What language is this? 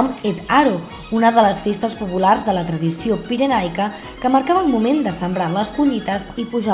Catalan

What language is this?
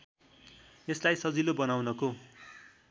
Nepali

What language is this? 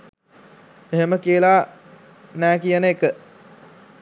Sinhala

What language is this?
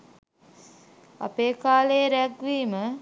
Sinhala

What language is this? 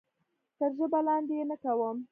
Pashto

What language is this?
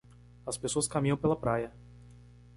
Portuguese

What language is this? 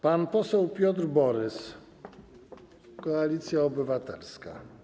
Polish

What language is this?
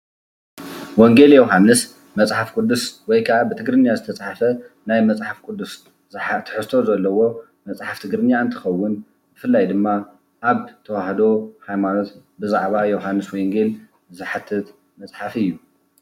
Tigrinya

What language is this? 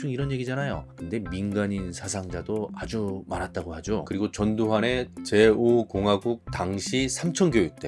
Korean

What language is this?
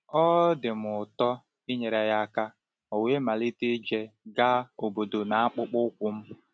Igbo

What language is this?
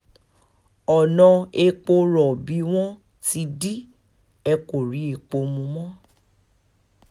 Yoruba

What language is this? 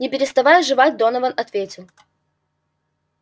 Russian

